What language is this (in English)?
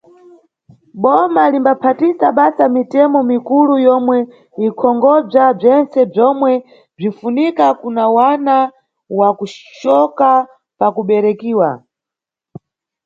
Nyungwe